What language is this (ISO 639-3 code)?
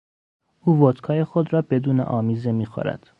fas